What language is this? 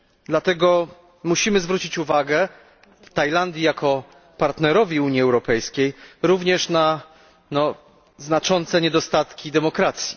Polish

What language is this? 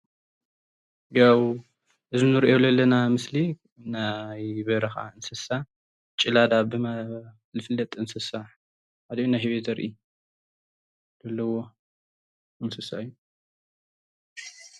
Tigrinya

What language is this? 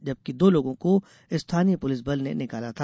Hindi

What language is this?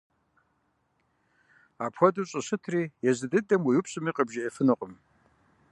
Kabardian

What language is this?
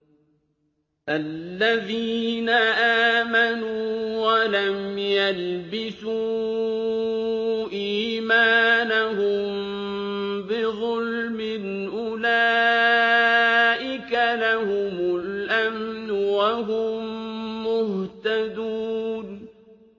Arabic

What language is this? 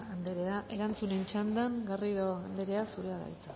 Basque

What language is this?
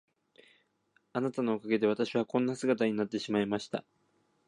Japanese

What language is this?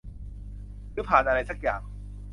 Thai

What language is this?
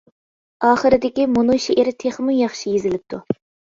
Uyghur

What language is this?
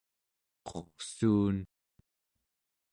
Central Yupik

